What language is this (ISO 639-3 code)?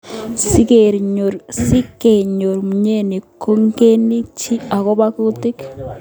kln